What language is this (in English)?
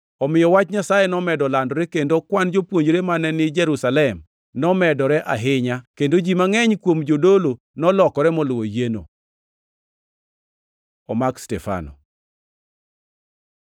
Luo (Kenya and Tanzania)